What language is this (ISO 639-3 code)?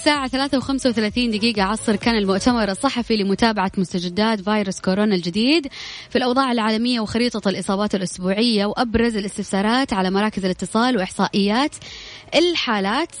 ara